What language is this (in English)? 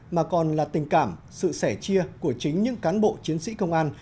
Vietnamese